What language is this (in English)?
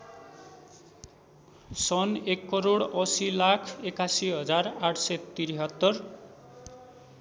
Nepali